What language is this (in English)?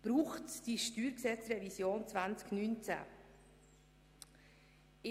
Swiss German